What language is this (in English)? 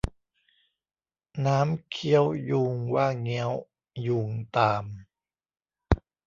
Thai